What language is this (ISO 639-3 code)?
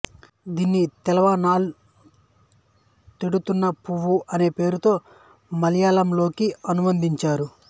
tel